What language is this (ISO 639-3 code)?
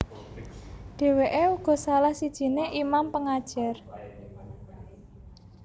jav